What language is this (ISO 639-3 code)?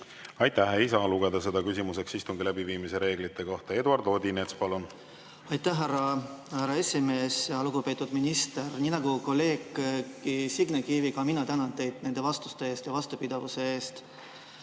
est